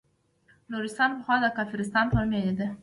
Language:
Pashto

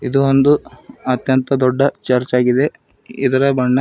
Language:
Kannada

